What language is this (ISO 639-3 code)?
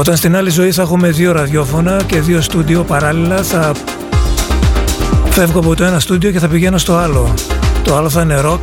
ell